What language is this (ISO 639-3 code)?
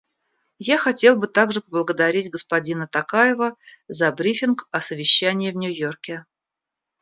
rus